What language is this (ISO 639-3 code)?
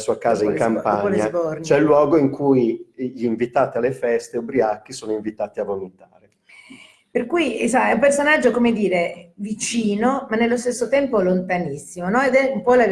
ita